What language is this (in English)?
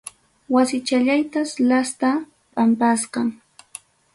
Ayacucho Quechua